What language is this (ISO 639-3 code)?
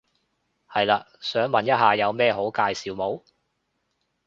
yue